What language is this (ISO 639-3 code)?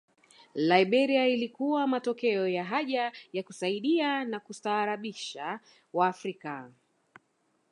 swa